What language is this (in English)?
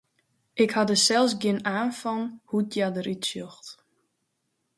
Western Frisian